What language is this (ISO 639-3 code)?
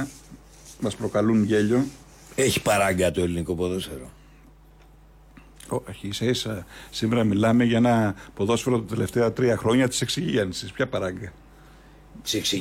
ell